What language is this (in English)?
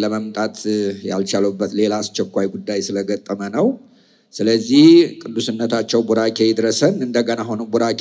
Indonesian